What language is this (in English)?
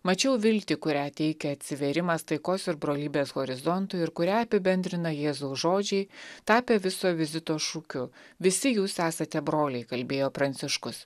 Lithuanian